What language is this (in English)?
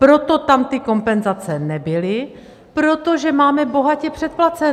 Czech